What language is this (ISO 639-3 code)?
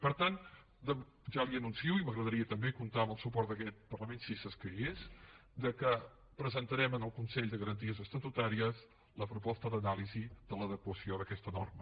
cat